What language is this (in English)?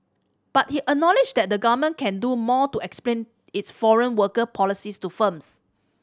English